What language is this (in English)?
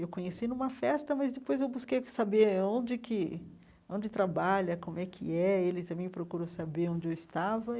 Portuguese